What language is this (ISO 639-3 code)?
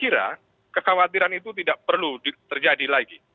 ind